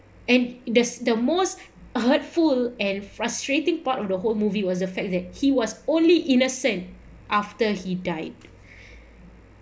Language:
English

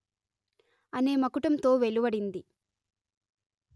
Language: Telugu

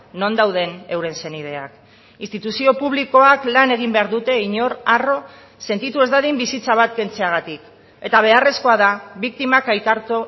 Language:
Basque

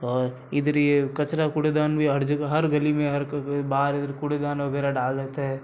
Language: Hindi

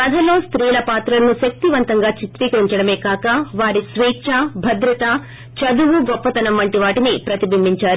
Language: Telugu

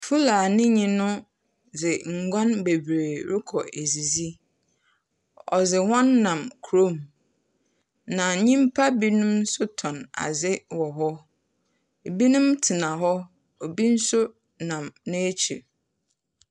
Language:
Akan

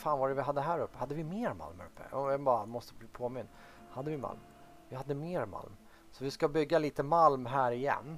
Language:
Swedish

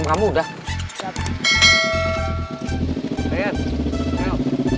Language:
Indonesian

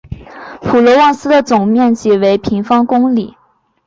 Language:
Chinese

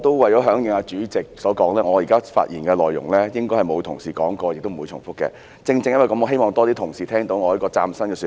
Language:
Cantonese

